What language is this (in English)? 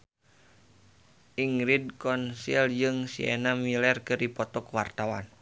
Sundanese